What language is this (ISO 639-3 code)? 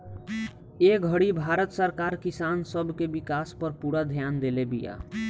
bho